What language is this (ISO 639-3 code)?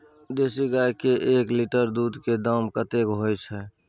mai